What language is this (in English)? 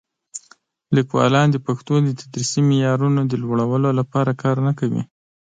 Pashto